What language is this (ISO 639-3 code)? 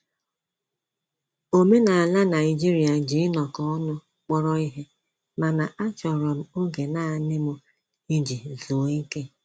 ibo